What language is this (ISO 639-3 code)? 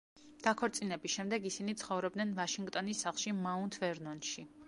kat